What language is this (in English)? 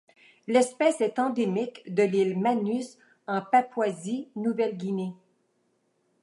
French